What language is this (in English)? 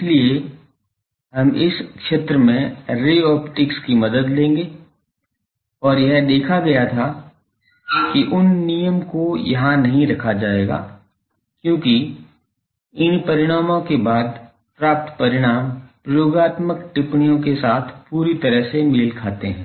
Hindi